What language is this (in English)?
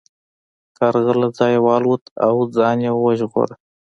Pashto